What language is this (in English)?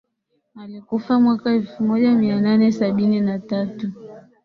Swahili